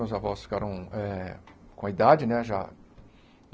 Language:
Portuguese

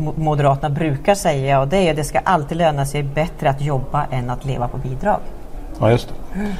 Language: Swedish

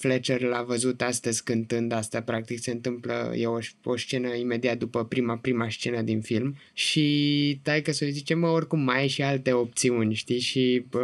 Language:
Romanian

